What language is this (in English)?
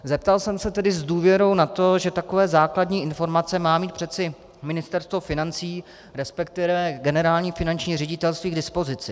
Czech